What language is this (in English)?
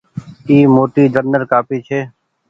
Goaria